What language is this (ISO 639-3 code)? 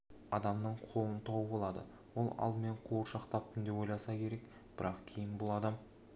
kaz